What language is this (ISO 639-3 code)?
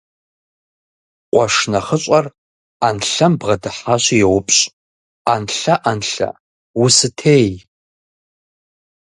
kbd